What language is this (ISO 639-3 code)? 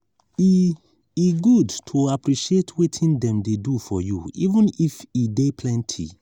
pcm